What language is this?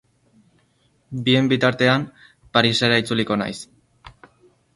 Basque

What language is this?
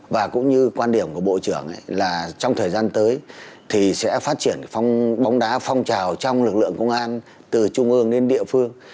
Vietnamese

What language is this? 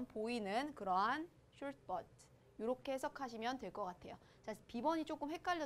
Korean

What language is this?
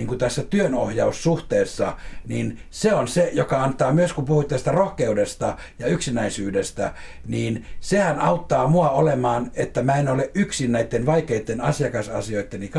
Finnish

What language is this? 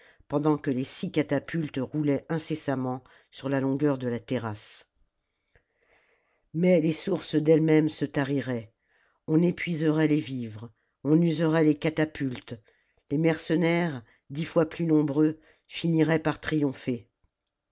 French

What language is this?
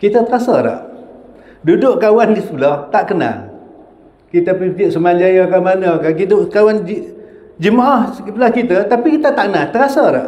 Malay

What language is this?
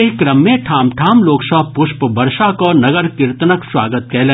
Maithili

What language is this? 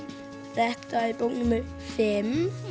Icelandic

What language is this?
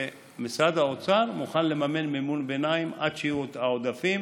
Hebrew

